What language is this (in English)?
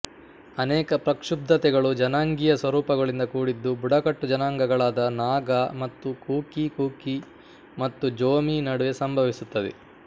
Kannada